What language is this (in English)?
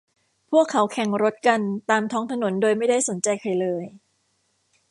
Thai